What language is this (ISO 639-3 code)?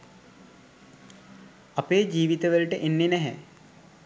sin